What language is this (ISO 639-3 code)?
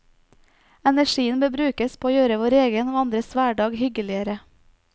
nor